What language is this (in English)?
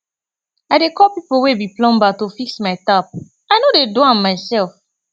Nigerian Pidgin